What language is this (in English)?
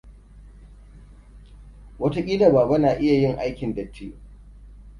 Hausa